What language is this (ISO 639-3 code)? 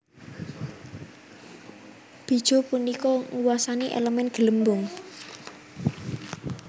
jav